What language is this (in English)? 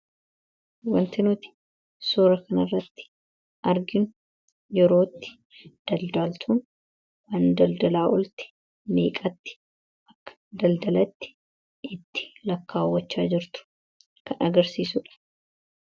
Oromo